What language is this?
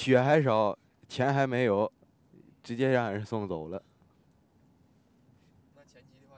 Chinese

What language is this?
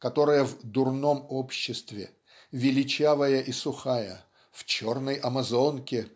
Russian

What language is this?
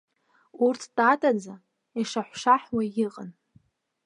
Abkhazian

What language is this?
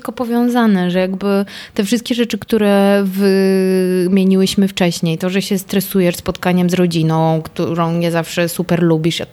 Polish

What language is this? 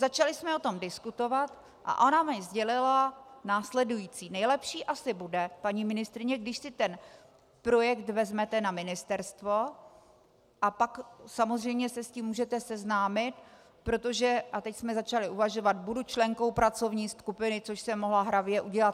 Czech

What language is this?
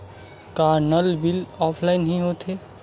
Chhattisgarhi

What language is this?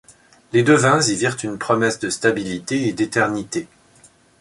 French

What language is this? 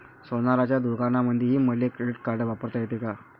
Marathi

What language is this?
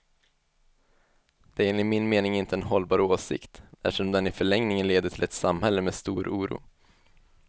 Swedish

